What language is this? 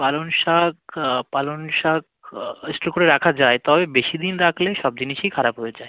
Bangla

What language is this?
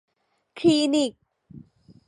Thai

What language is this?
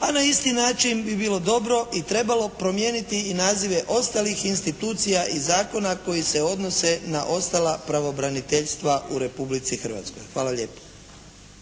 Croatian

